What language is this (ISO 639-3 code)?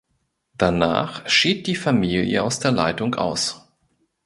deu